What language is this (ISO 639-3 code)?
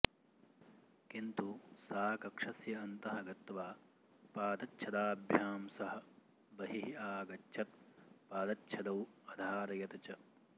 san